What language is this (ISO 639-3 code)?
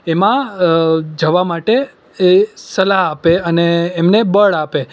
guj